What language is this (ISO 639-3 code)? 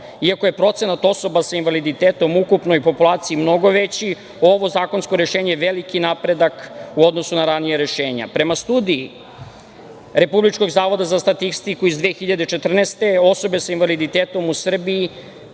srp